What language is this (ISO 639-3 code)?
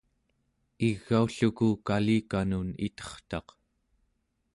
esu